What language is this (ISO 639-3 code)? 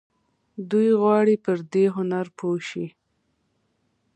pus